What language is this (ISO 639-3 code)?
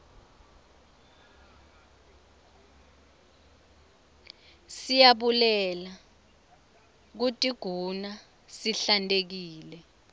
ssw